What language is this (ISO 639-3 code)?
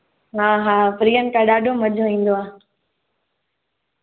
snd